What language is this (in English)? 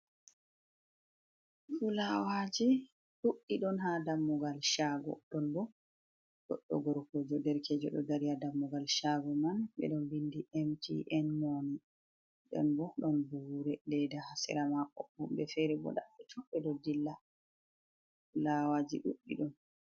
Fula